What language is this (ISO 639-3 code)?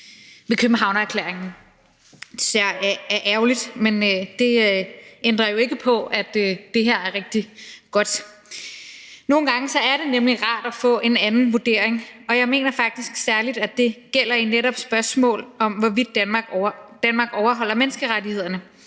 dan